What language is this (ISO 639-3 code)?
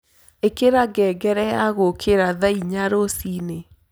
kik